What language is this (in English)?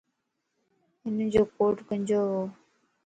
Lasi